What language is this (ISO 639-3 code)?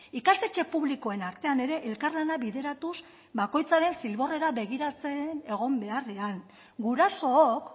eus